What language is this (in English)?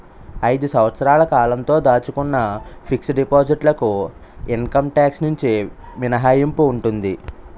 Telugu